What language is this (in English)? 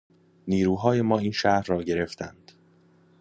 Persian